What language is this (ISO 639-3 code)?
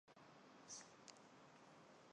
zho